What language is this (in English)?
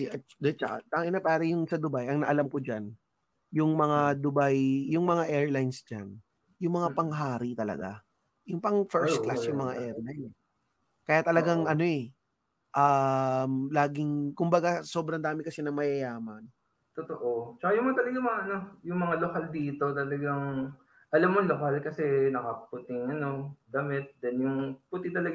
Filipino